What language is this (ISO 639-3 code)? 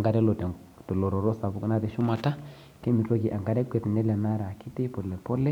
mas